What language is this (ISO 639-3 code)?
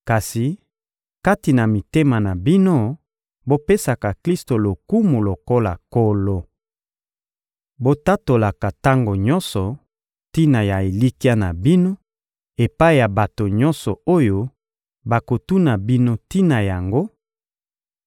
lin